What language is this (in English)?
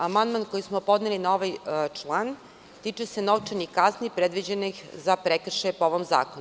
Serbian